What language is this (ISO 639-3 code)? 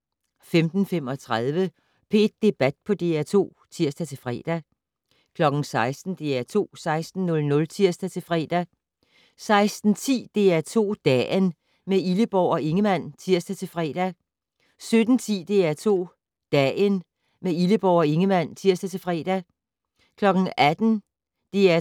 dan